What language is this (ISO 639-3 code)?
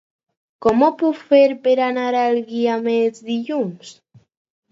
cat